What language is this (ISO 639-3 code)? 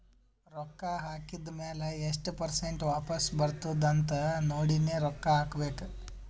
kan